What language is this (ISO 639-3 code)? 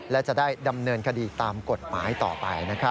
tha